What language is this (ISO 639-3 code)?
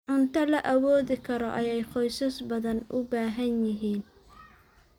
som